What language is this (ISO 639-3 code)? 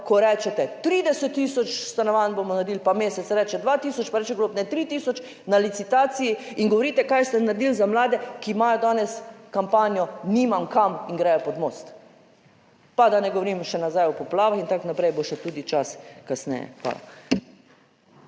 slv